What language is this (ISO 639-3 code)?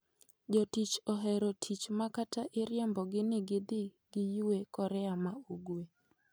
luo